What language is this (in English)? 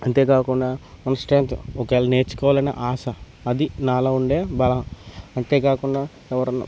Telugu